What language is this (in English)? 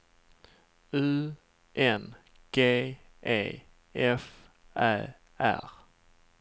Swedish